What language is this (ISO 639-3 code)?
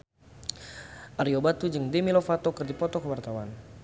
sun